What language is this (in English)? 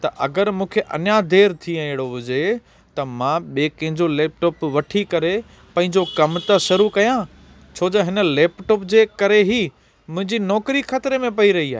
Sindhi